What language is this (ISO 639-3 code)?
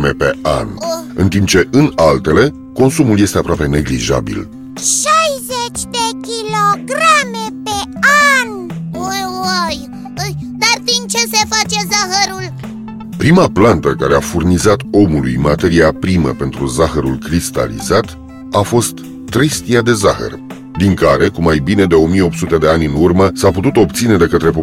ron